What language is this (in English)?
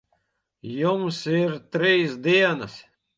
Latvian